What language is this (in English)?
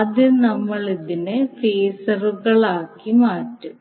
Malayalam